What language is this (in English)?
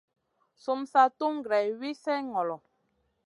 Masana